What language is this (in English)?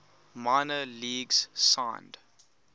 English